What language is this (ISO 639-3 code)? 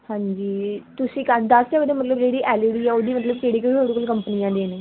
pan